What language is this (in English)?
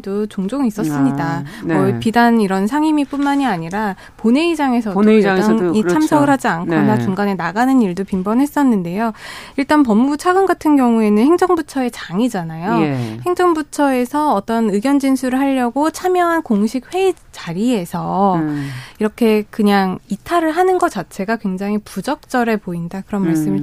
Korean